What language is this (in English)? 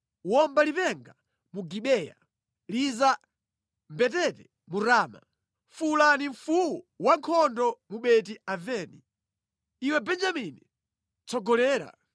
Nyanja